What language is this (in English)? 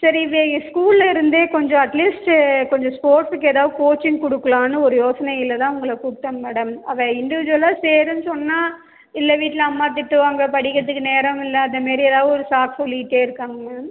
Tamil